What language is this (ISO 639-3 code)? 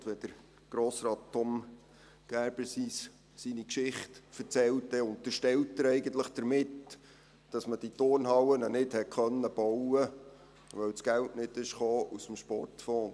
gsw